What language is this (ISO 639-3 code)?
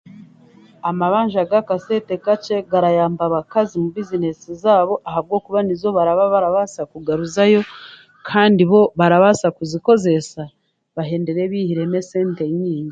cgg